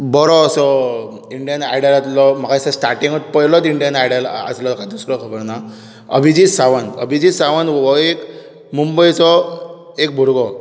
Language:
Konkani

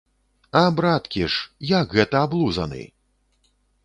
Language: Belarusian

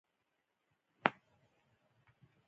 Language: Pashto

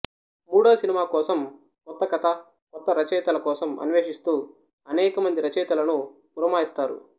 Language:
Telugu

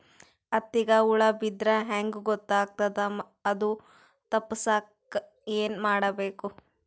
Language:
Kannada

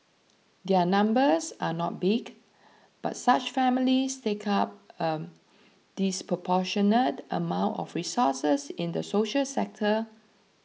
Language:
English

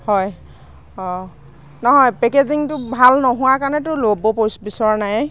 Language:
Assamese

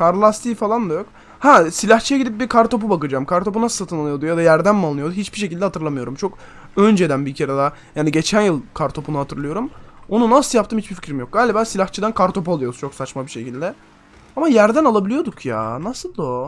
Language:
Turkish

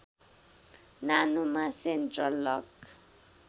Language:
Nepali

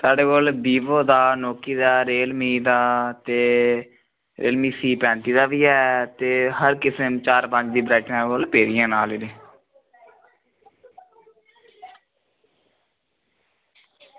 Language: Dogri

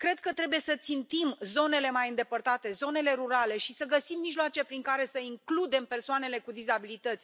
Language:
Romanian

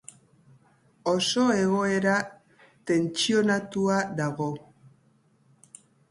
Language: Basque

